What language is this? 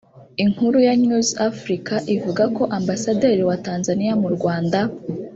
Kinyarwanda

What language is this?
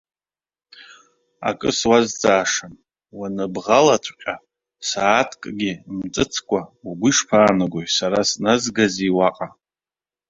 Abkhazian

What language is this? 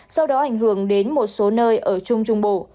Vietnamese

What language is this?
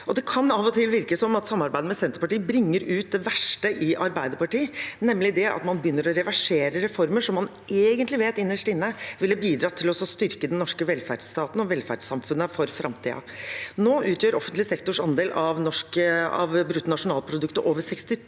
Norwegian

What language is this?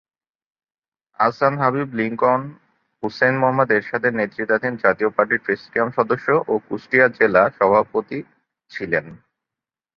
Bangla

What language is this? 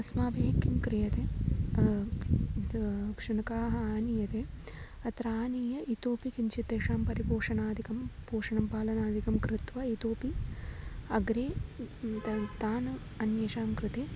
Sanskrit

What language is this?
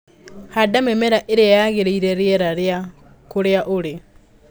Kikuyu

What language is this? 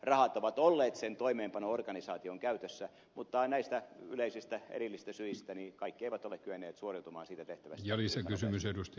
Finnish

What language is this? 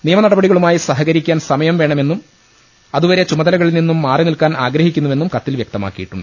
Malayalam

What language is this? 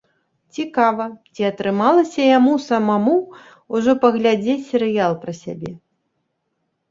Belarusian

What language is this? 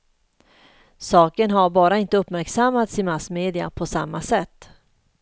Swedish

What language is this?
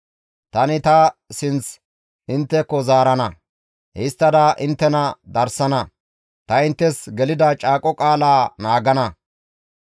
Gamo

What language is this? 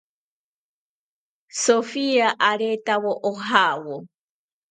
South Ucayali Ashéninka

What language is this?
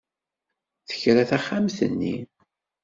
Kabyle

